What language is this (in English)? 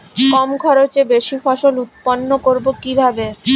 Bangla